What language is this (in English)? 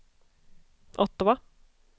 Swedish